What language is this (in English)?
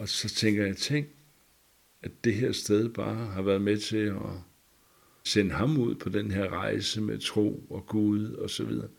Danish